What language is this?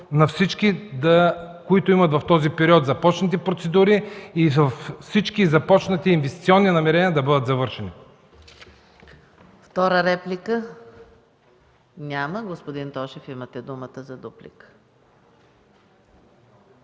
Bulgarian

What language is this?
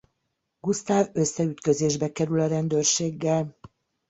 Hungarian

